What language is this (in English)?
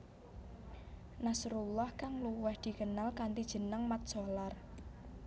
Javanese